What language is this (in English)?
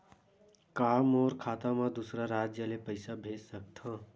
Chhattisgarhi